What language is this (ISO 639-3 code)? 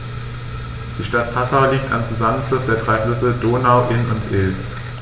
deu